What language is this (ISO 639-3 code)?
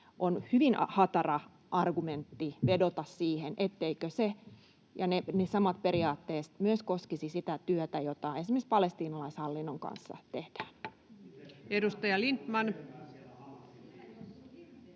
fin